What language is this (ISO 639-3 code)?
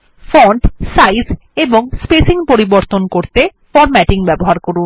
ben